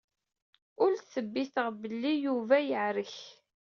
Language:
Kabyle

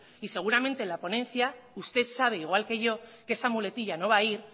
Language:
Spanish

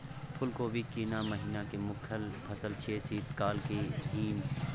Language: Maithili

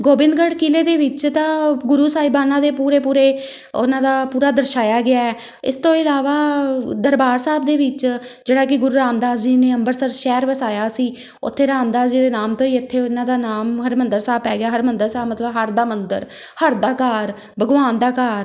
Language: Punjabi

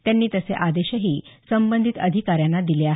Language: Marathi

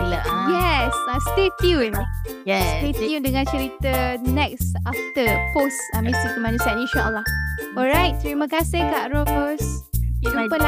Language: Malay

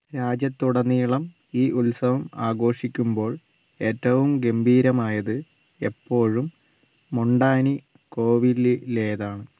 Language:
Malayalam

